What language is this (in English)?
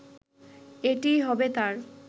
Bangla